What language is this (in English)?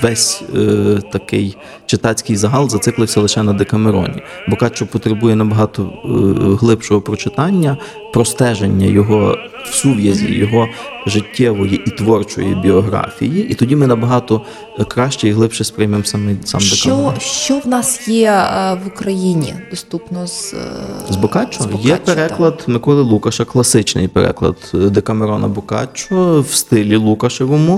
Ukrainian